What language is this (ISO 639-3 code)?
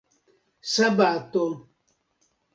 epo